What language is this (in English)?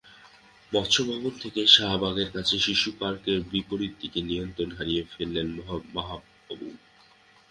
Bangla